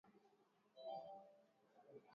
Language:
Swahili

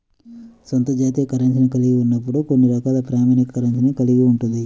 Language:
Telugu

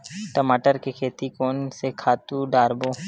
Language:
Chhattisgarhi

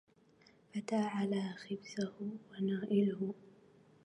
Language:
Arabic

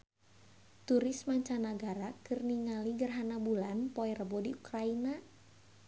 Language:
Sundanese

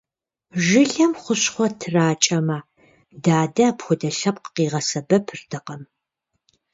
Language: Kabardian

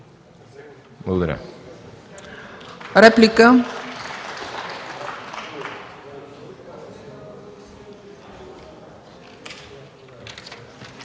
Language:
Bulgarian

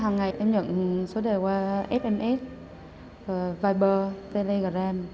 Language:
Vietnamese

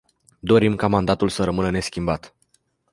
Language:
Romanian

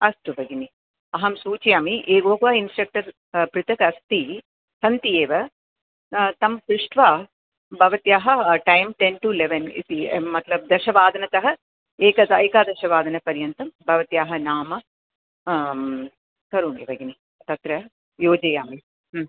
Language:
Sanskrit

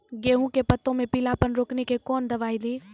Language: Maithili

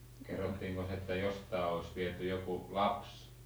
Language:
Finnish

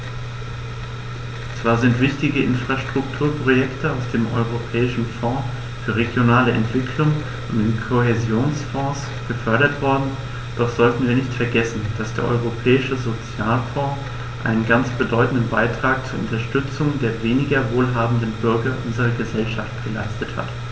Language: German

